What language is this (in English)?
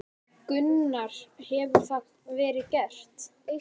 Icelandic